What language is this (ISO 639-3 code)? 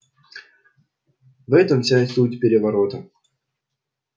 rus